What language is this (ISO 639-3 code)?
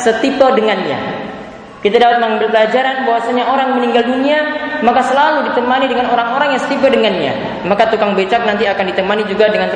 ind